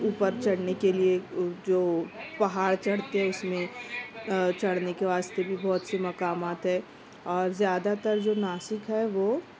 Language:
Urdu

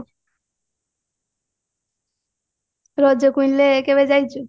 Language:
Odia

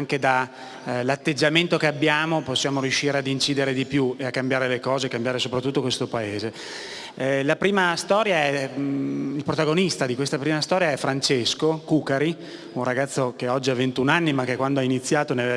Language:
Italian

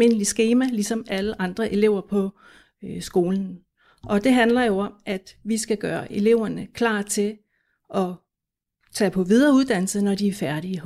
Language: Danish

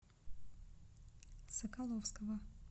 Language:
Russian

